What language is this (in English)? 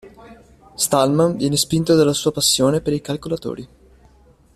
Italian